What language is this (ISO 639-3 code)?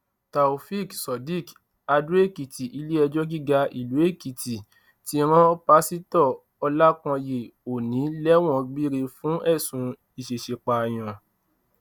yor